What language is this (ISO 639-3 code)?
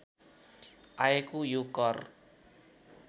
nep